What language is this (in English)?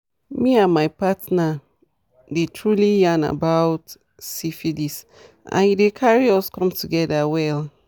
Nigerian Pidgin